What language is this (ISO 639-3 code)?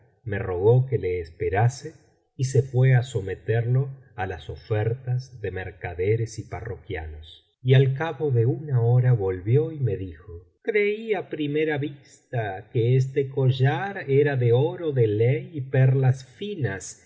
spa